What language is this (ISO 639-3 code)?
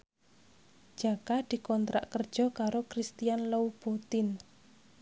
jav